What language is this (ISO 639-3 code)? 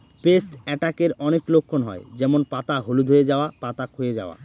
ben